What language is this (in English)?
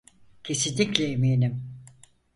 Turkish